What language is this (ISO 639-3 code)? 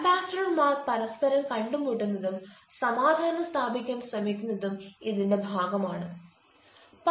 mal